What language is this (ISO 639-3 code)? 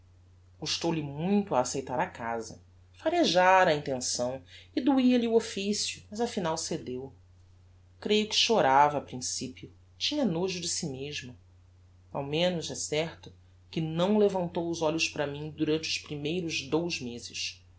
por